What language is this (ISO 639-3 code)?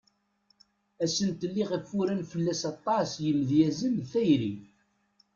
kab